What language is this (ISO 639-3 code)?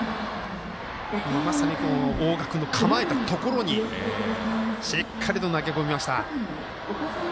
jpn